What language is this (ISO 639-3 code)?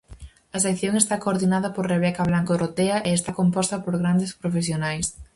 glg